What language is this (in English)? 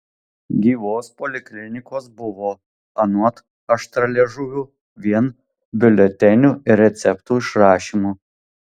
Lithuanian